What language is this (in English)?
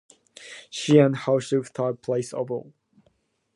English